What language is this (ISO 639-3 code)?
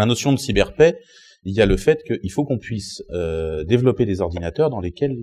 fra